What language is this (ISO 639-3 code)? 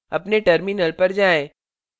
hin